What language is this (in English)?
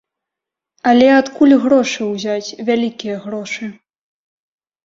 Belarusian